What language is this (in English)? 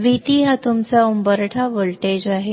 Marathi